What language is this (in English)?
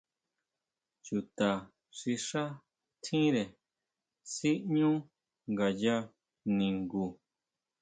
Huautla Mazatec